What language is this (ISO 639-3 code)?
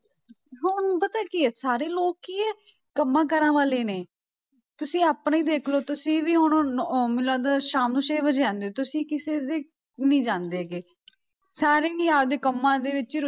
pan